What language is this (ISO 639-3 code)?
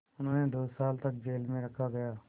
hin